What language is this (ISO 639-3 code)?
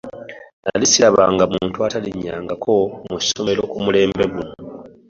lug